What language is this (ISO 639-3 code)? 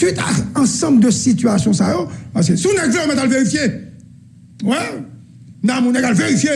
fra